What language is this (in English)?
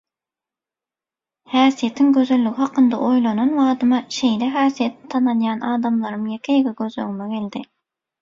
Turkmen